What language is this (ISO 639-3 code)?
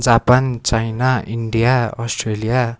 nep